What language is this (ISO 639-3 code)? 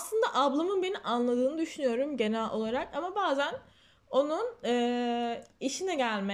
tur